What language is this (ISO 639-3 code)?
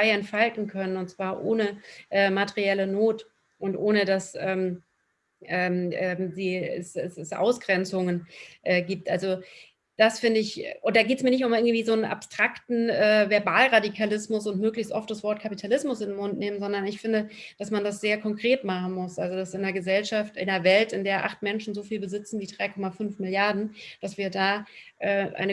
deu